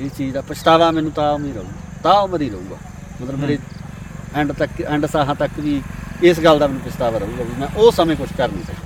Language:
Punjabi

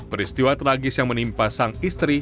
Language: Indonesian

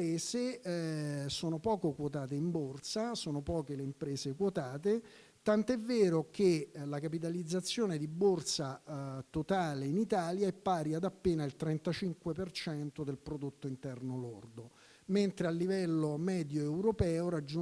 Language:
Italian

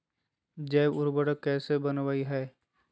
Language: Magahi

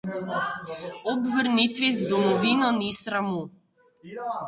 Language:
Slovenian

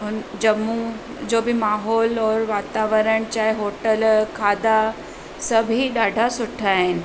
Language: Sindhi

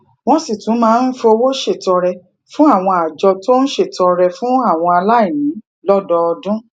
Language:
Yoruba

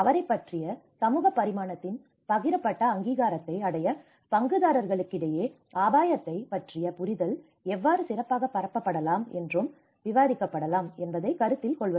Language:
Tamil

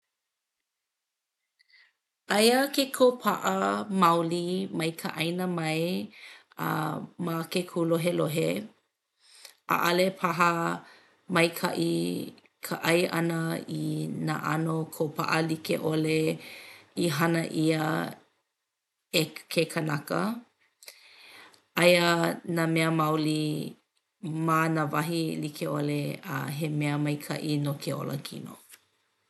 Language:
Hawaiian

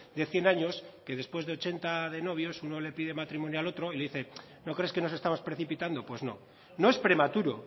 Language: Spanish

